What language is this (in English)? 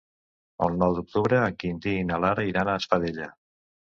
Catalan